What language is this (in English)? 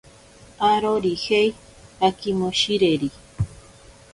Ashéninka Perené